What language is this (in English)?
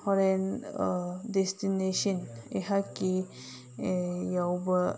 Manipuri